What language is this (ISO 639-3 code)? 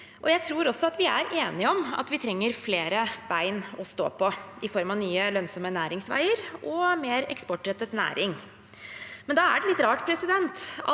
nor